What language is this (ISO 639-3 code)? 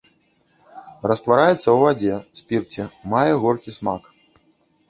bel